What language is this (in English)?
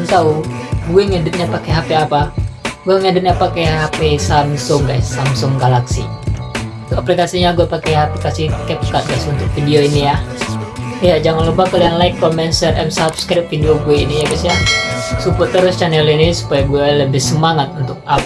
Indonesian